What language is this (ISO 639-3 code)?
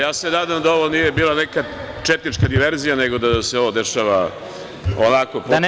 srp